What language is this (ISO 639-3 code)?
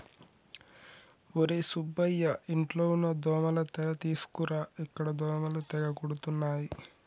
tel